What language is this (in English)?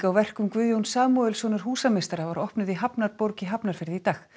Icelandic